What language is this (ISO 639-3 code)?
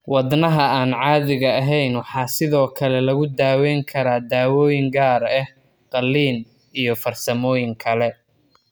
som